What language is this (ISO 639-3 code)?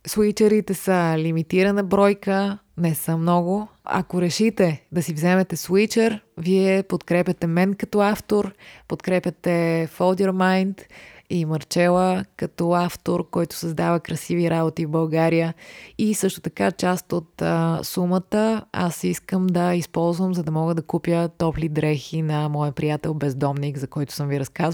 bul